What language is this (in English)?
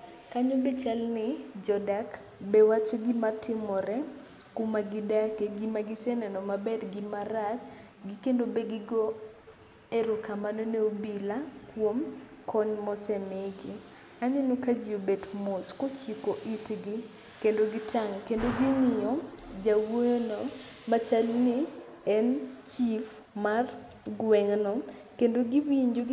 Luo (Kenya and Tanzania)